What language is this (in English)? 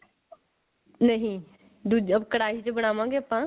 Punjabi